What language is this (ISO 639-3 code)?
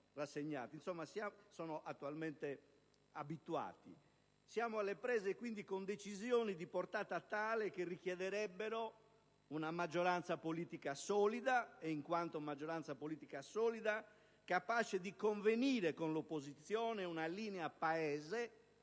ita